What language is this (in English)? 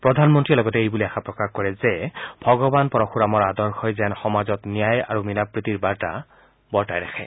Assamese